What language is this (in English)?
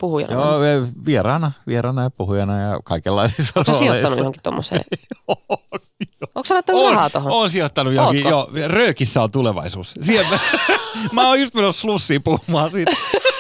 Finnish